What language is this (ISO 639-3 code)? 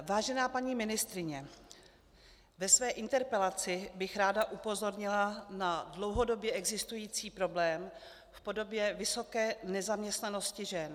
ces